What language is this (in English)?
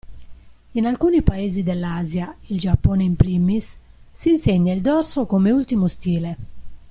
Italian